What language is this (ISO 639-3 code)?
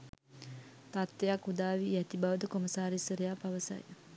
sin